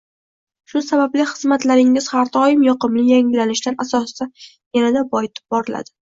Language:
Uzbek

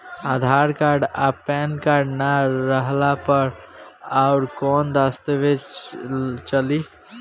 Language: Bhojpuri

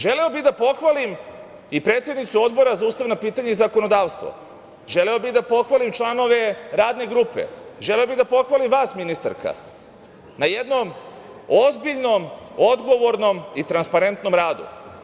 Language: Serbian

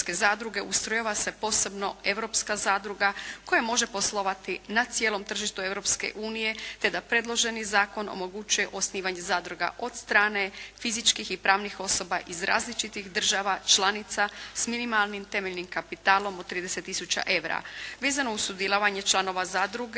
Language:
Croatian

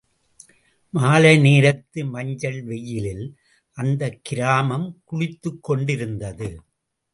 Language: Tamil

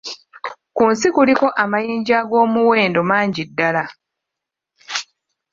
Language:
Ganda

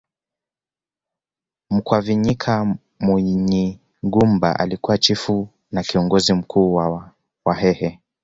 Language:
Swahili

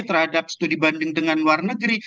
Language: Indonesian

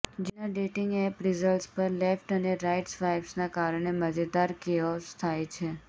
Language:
Gujarati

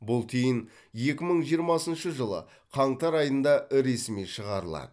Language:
Kazakh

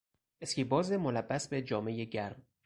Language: Persian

